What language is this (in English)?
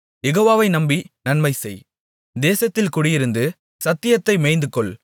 Tamil